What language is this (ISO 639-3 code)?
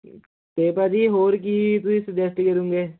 pan